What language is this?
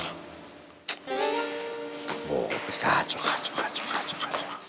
Indonesian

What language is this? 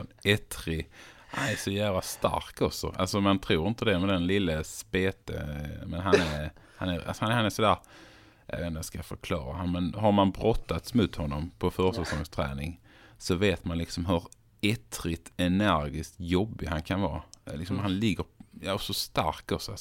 Swedish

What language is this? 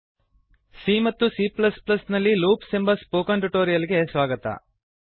Kannada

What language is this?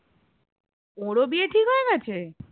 Bangla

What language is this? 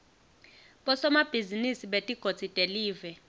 Swati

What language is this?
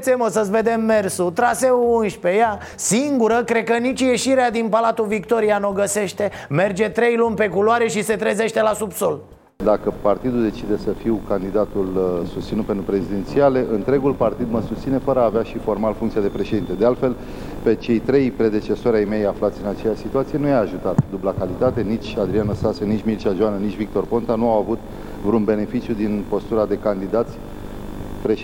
Romanian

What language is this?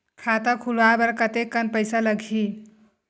Chhattisgarhi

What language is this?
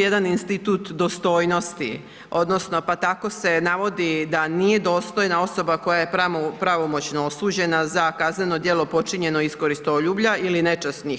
Croatian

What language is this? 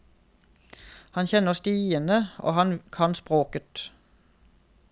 Norwegian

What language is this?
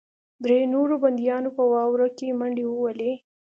Pashto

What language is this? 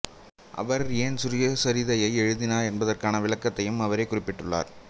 Tamil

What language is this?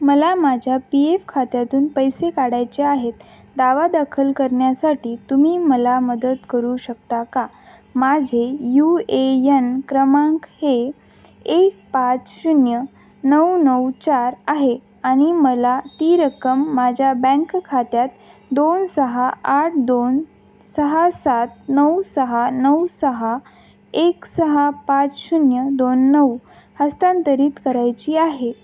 Marathi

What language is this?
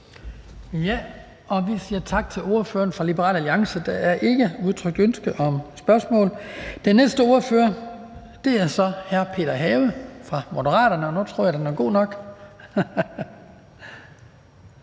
Danish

